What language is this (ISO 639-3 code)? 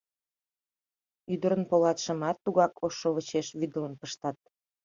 chm